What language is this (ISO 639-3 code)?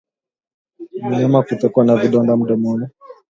swa